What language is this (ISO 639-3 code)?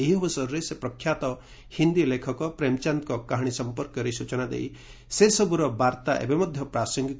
ori